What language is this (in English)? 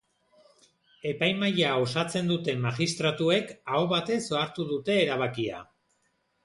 Basque